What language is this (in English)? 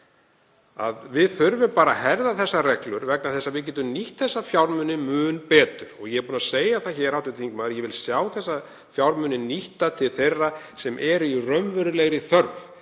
Icelandic